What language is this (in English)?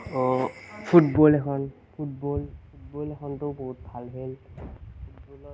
Assamese